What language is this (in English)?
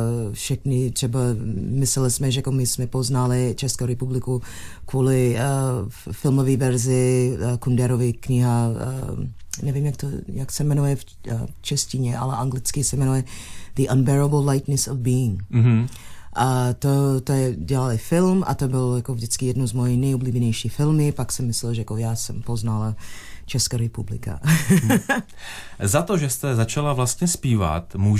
Czech